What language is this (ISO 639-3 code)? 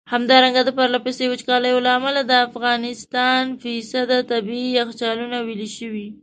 pus